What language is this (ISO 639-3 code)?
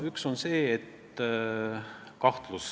est